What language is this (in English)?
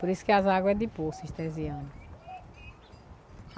Portuguese